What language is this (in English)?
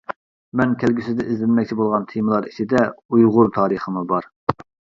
Uyghur